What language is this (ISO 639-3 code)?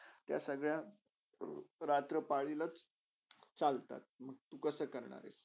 mar